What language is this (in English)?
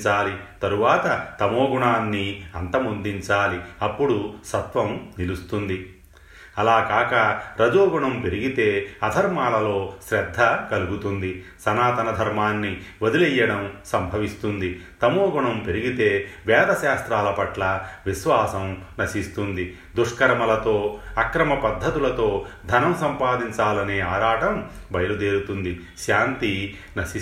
Telugu